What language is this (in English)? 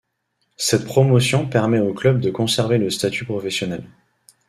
French